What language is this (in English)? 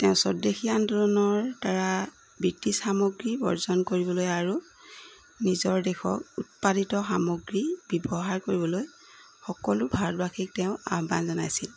Assamese